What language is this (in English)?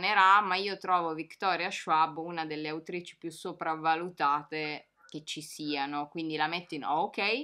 Italian